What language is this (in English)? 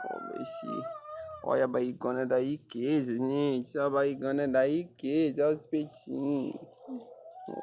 Portuguese